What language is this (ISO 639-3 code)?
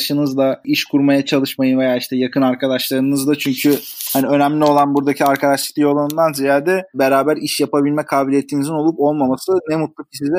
tur